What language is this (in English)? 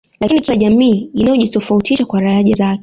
Swahili